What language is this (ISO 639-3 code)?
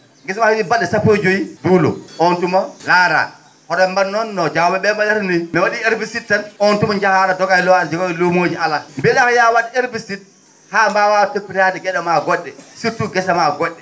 ful